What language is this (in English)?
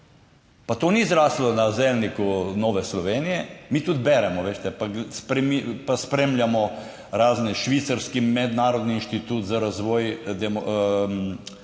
Slovenian